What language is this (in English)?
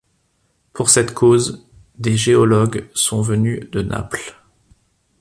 French